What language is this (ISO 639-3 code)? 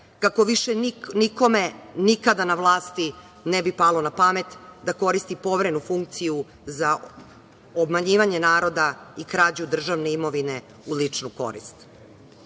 srp